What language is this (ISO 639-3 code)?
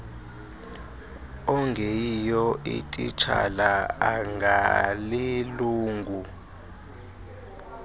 xho